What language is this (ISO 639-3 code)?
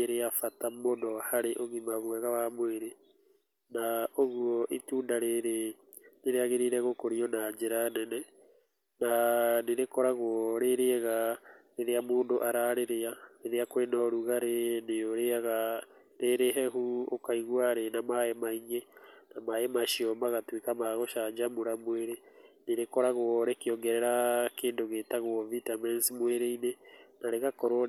kik